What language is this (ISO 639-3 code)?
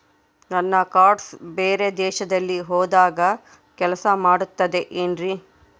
kan